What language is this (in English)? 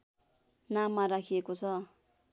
Nepali